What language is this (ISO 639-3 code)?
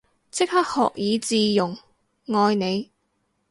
yue